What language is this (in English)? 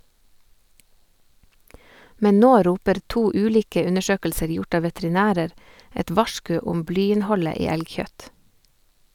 Norwegian